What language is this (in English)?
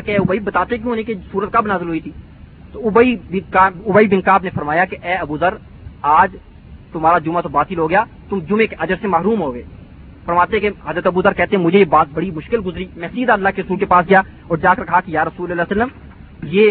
Urdu